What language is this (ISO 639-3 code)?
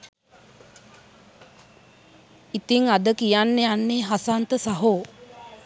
sin